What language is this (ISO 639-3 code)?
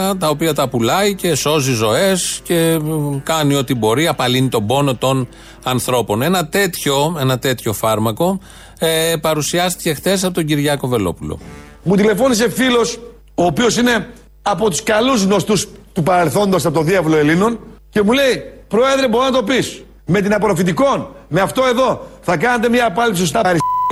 ell